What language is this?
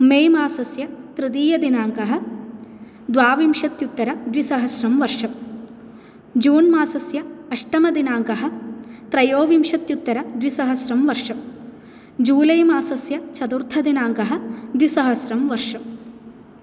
Sanskrit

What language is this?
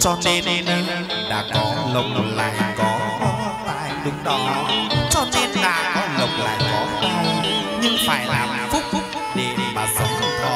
Vietnamese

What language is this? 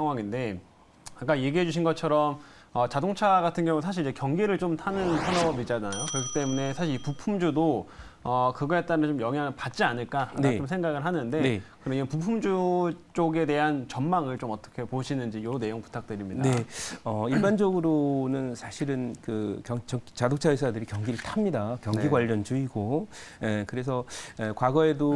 Korean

